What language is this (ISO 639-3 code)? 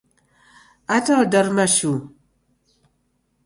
dav